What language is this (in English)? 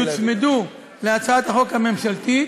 Hebrew